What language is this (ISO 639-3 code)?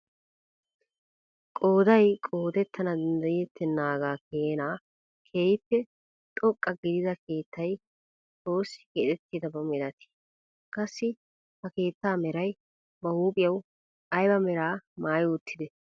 wal